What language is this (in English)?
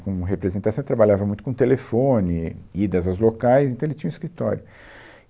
Portuguese